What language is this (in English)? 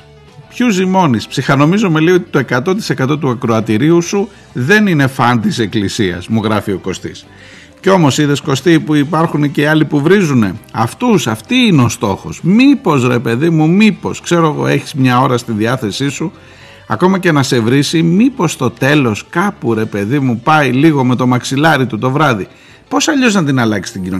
Greek